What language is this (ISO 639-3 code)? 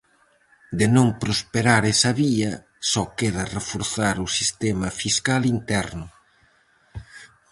glg